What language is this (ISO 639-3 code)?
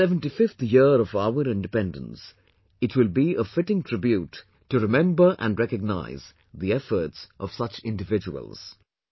eng